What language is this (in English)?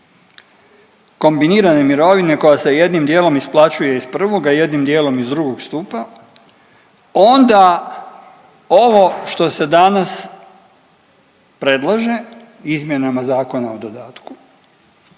Croatian